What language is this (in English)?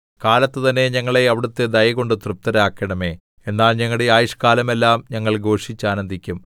Malayalam